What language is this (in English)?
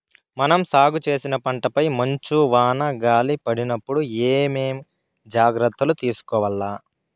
Telugu